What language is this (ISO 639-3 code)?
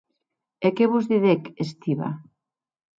oci